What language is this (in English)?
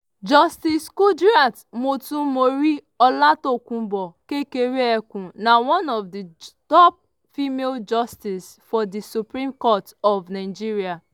Nigerian Pidgin